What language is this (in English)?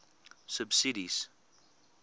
Afrikaans